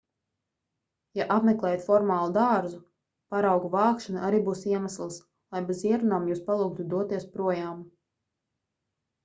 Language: Latvian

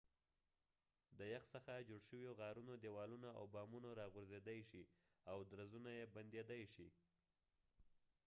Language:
Pashto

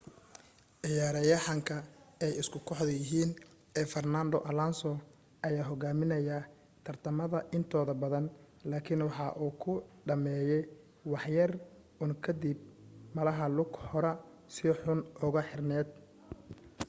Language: Somali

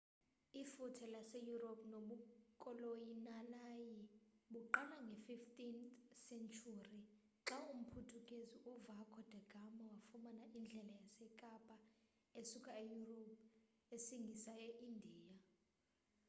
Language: Xhosa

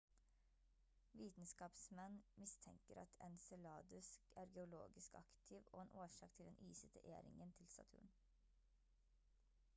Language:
Norwegian Bokmål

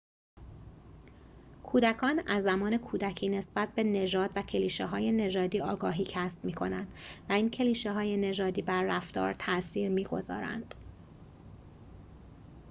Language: Persian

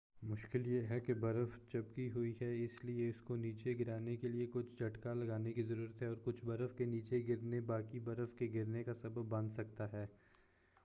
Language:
Urdu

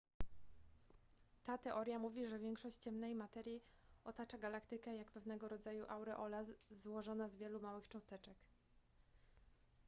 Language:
Polish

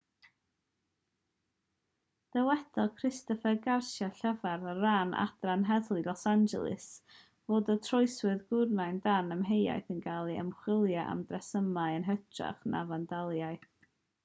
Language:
Welsh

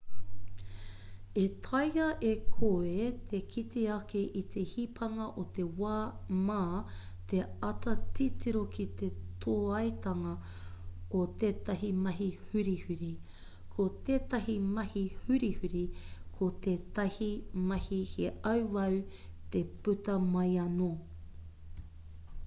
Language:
Māori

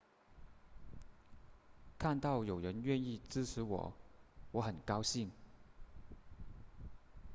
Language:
Chinese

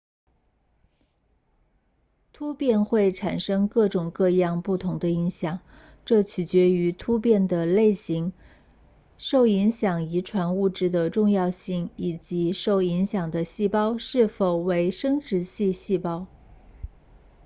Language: Chinese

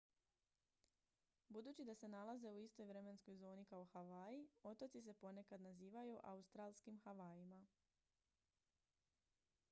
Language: Croatian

